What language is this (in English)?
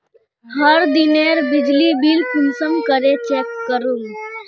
Magahi